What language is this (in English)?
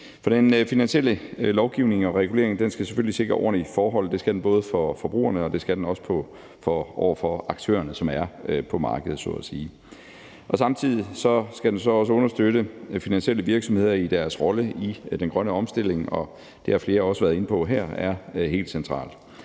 Danish